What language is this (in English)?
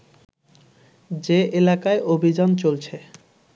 Bangla